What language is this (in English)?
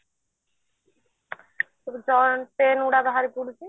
Odia